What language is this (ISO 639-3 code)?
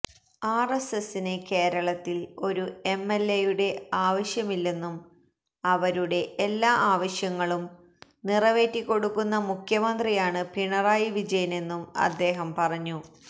mal